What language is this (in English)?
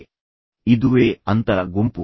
Kannada